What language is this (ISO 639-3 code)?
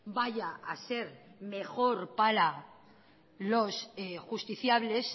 spa